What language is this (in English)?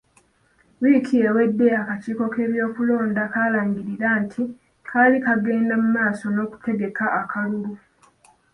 Ganda